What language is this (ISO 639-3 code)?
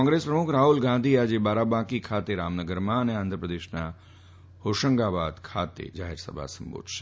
guj